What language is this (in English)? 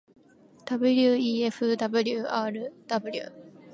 Japanese